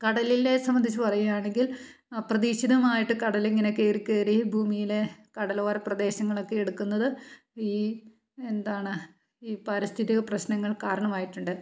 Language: Malayalam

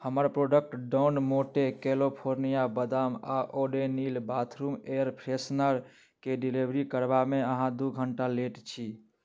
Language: Maithili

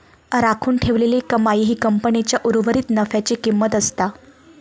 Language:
Marathi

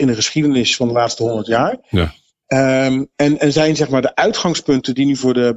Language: Dutch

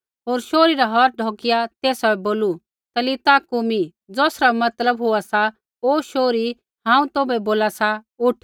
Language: Kullu Pahari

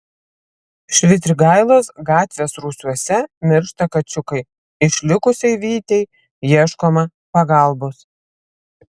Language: Lithuanian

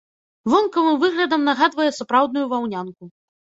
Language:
Belarusian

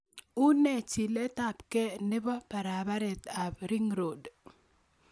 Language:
Kalenjin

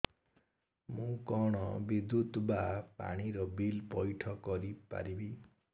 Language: Odia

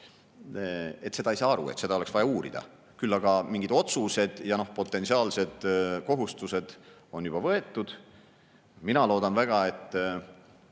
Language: Estonian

